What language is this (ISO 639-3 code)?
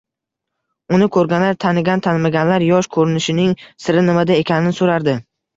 uzb